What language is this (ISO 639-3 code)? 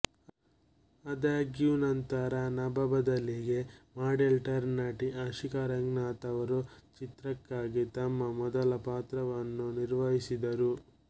kan